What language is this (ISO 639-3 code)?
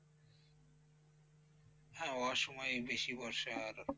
ben